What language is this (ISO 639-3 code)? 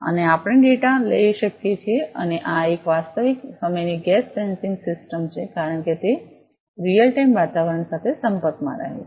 guj